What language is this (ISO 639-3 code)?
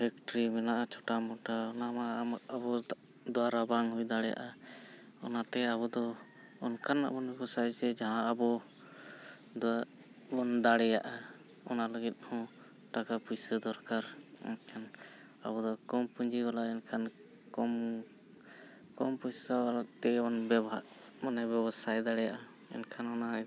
sat